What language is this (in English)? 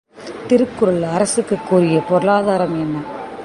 Tamil